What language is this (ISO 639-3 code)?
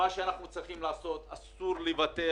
heb